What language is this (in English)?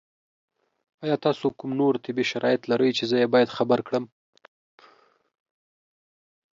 Pashto